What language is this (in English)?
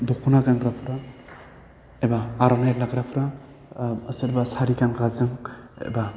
Bodo